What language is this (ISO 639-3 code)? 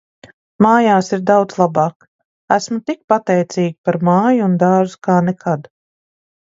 lav